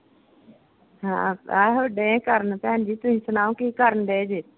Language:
Punjabi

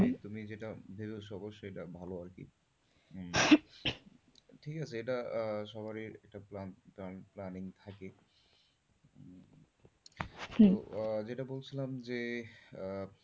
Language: Bangla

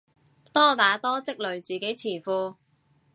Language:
Cantonese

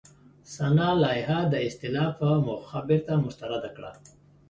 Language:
Pashto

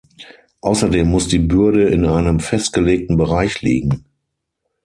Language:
German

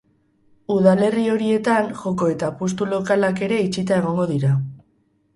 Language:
Basque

